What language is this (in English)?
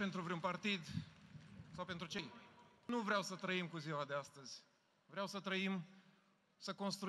Romanian